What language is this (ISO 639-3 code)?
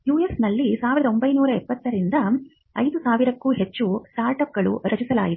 kan